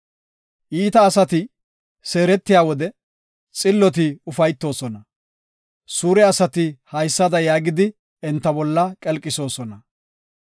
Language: Gofa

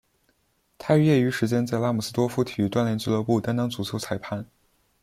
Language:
Chinese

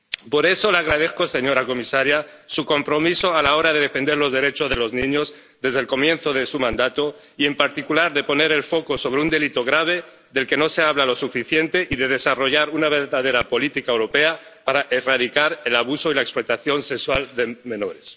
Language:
Spanish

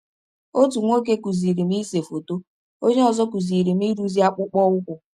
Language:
Igbo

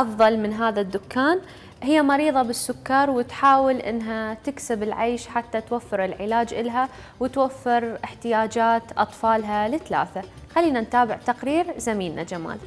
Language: Arabic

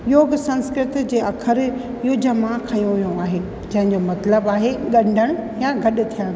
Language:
Sindhi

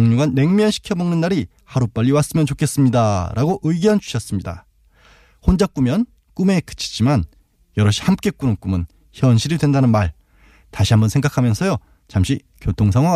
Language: Korean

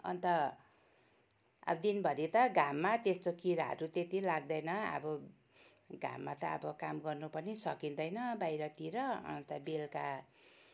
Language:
Nepali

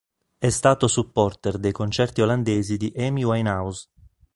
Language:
Italian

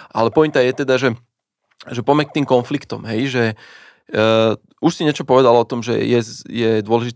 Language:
Slovak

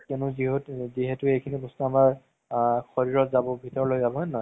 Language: Assamese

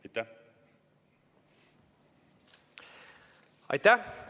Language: Estonian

